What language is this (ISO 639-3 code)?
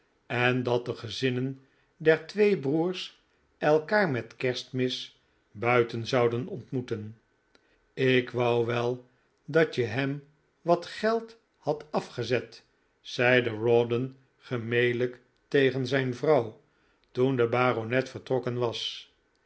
nld